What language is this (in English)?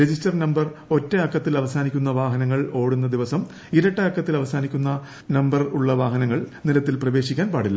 Malayalam